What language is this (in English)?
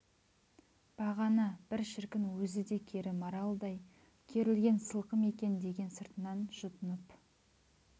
Kazakh